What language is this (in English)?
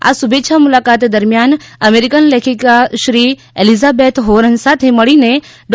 Gujarati